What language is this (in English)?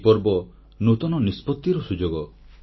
Odia